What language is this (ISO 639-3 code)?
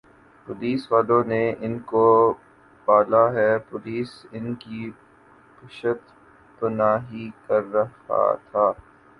urd